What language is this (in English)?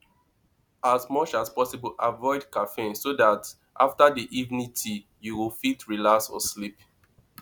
Nigerian Pidgin